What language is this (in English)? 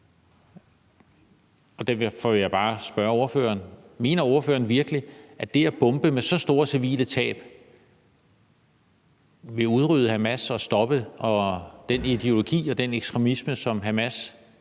Danish